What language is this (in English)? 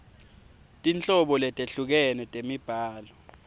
Swati